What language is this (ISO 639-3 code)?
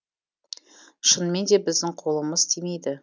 kaz